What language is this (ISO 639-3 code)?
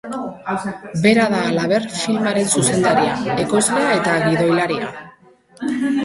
eus